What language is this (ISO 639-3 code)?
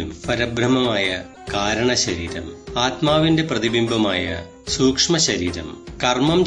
mal